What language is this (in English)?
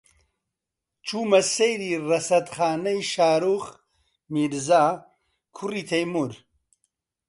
Central Kurdish